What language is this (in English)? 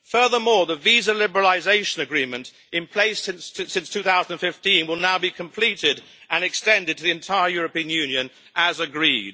English